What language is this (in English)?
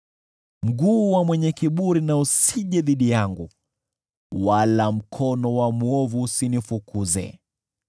Swahili